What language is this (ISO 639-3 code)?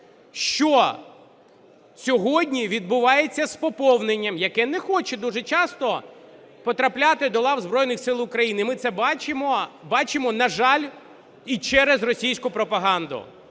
ukr